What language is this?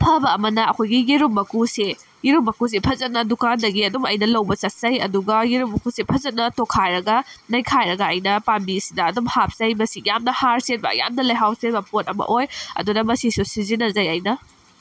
Manipuri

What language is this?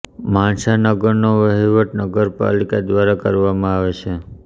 Gujarati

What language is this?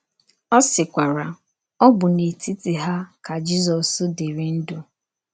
Igbo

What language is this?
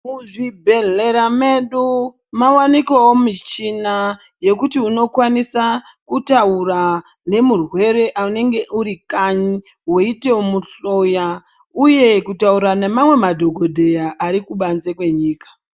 Ndau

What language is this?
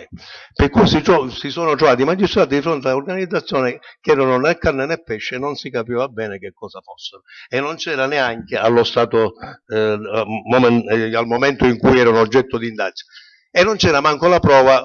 Italian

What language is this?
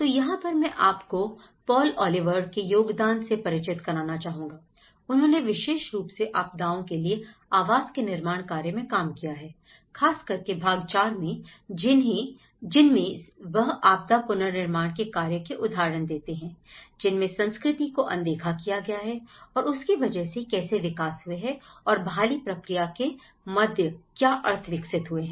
Hindi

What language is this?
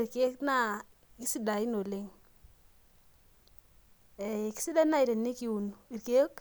Masai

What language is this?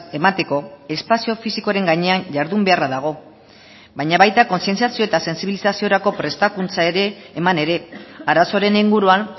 Basque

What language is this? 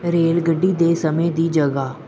Punjabi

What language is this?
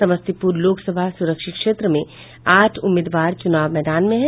Hindi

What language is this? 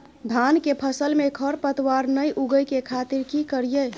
Maithili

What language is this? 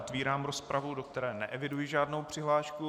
Czech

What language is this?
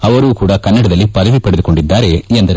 Kannada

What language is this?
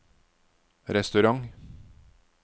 Norwegian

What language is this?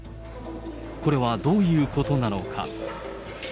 Japanese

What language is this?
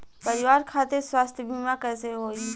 Bhojpuri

